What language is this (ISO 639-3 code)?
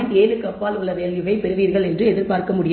tam